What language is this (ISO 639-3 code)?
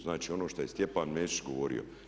hrv